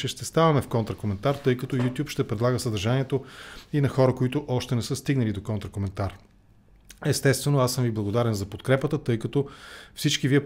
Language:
Bulgarian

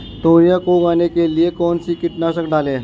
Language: Hindi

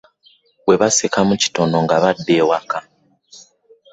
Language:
Ganda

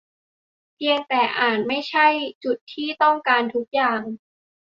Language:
Thai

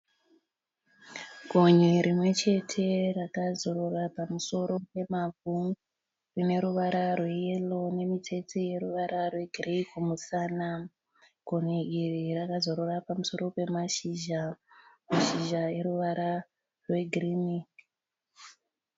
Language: Shona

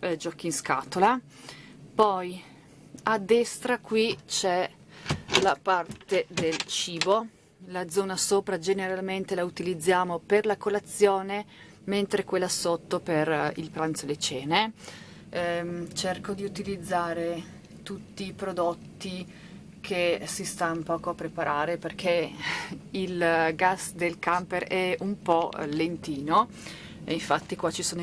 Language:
Italian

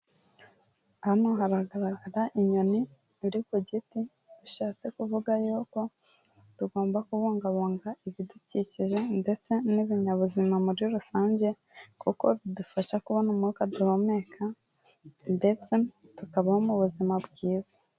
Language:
Kinyarwanda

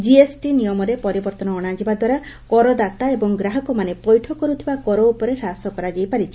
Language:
Odia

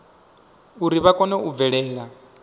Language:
Venda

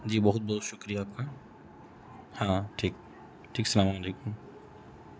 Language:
Urdu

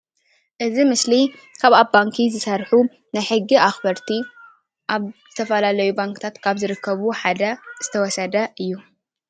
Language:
Tigrinya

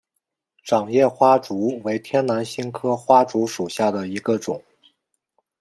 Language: Chinese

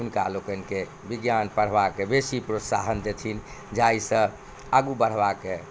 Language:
Maithili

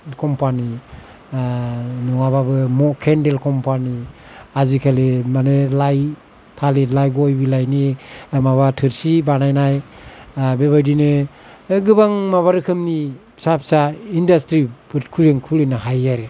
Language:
Bodo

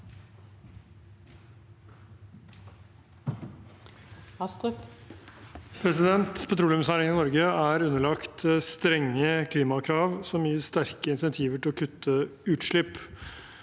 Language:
Norwegian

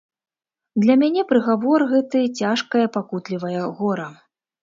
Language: Belarusian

